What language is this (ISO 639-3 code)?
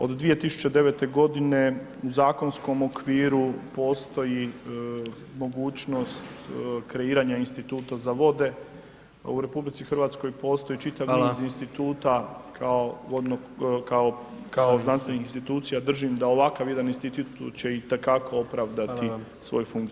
hrv